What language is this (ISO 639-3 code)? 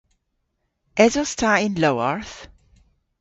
cor